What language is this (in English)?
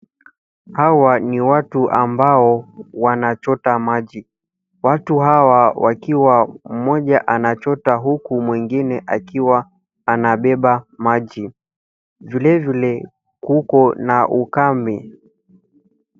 Swahili